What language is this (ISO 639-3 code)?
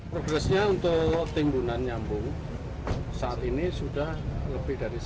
ind